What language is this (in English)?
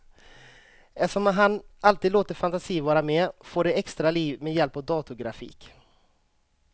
Swedish